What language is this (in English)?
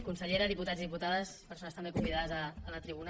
Catalan